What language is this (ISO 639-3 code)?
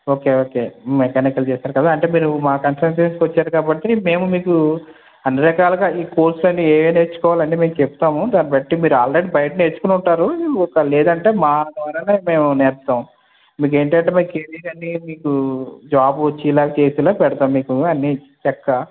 tel